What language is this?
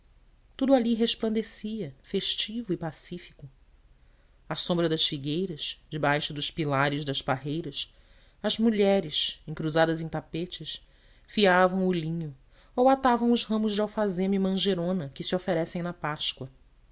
Portuguese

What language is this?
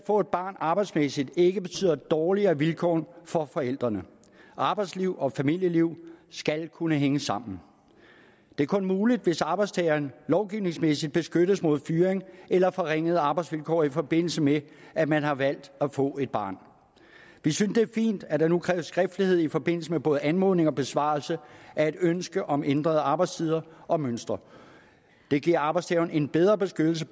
Danish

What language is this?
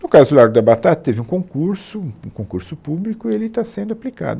Portuguese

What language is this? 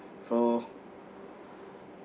English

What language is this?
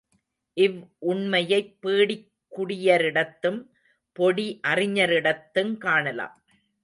Tamil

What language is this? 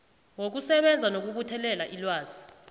South Ndebele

